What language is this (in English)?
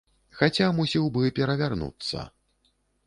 Belarusian